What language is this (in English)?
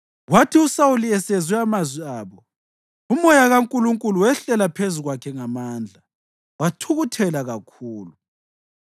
North Ndebele